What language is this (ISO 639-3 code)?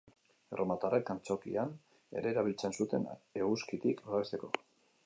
eus